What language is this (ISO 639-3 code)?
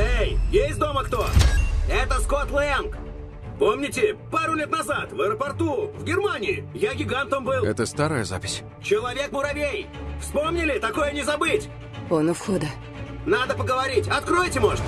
rus